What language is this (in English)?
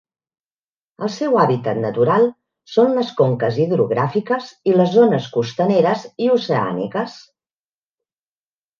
Catalan